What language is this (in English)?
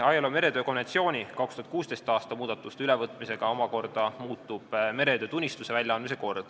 Estonian